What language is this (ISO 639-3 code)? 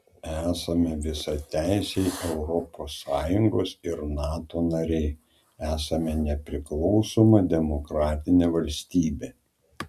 lit